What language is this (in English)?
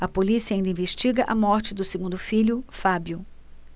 Portuguese